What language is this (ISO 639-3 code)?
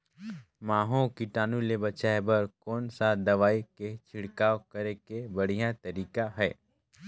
hne